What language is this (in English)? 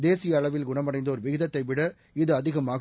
Tamil